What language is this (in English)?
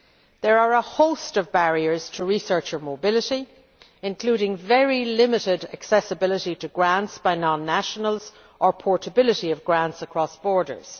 English